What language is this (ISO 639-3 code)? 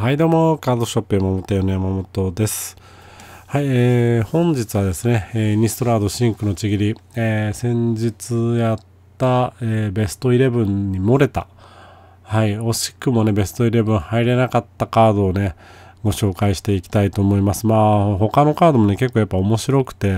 jpn